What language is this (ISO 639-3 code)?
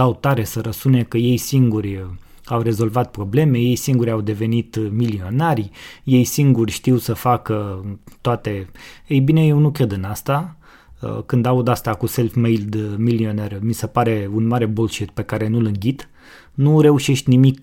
ron